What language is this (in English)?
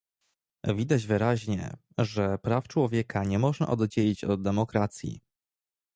Polish